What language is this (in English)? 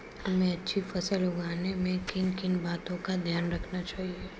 Hindi